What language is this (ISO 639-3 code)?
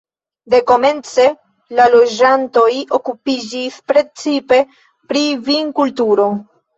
epo